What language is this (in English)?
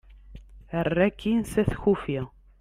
Kabyle